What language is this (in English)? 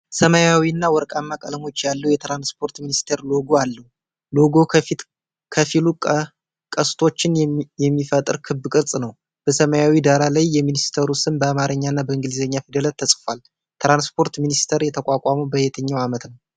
Amharic